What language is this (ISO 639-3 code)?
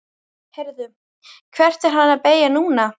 isl